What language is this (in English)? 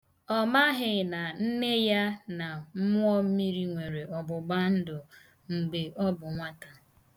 Igbo